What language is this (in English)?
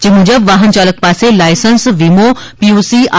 Gujarati